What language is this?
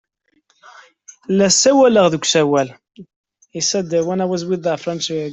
Kabyle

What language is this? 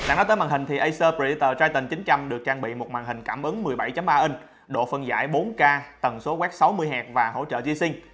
Vietnamese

